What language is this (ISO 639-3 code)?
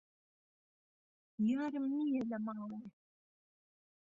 ckb